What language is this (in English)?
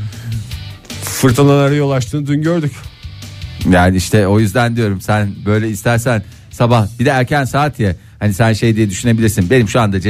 Turkish